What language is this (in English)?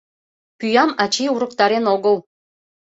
Mari